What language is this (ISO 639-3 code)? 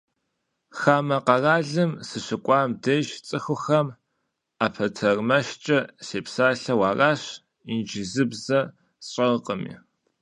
kbd